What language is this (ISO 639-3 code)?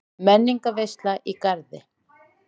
isl